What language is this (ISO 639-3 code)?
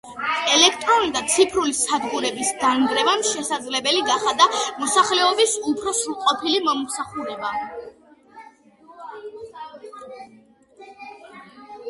kat